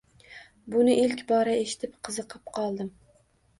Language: Uzbek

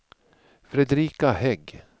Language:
Swedish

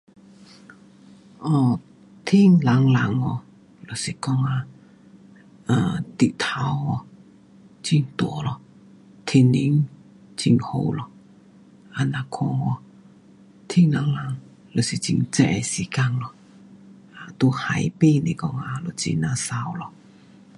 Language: Pu-Xian Chinese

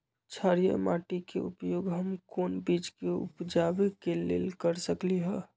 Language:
Magahi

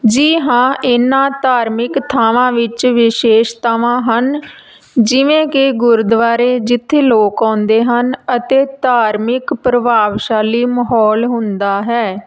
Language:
Punjabi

